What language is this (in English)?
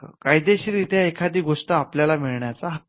Marathi